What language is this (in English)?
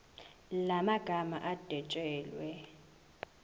Zulu